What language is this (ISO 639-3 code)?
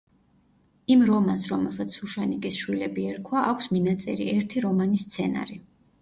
kat